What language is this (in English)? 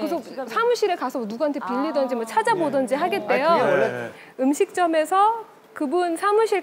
Korean